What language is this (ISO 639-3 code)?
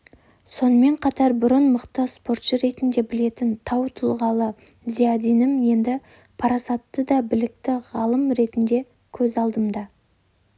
kaz